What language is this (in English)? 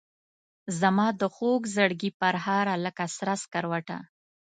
Pashto